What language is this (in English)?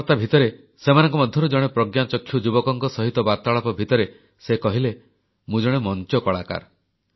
Odia